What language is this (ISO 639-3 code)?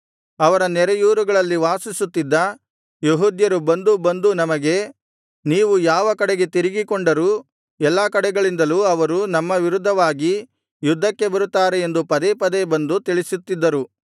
kan